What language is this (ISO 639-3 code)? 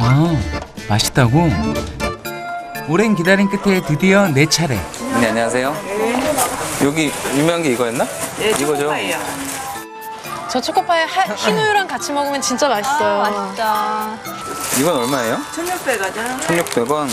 kor